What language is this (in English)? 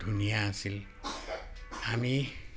Assamese